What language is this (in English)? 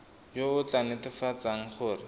Tswana